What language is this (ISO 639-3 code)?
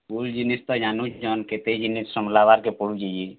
ori